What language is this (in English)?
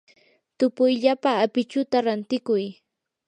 Yanahuanca Pasco Quechua